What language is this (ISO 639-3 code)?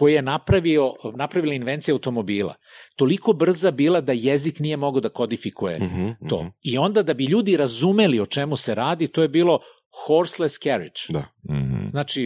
hrv